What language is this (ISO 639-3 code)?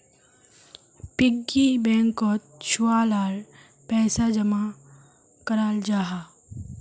mag